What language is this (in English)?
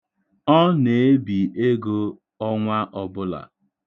Igbo